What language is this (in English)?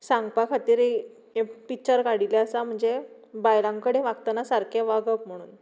Konkani